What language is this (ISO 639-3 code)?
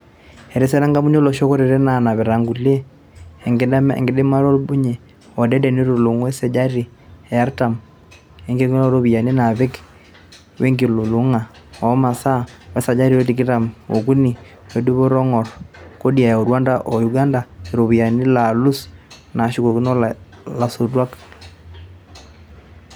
mas